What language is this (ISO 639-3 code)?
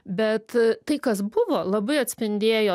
lit